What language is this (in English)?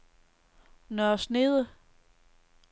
Danish